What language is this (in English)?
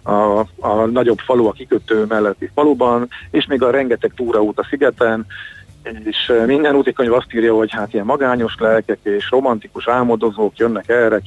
Hungarian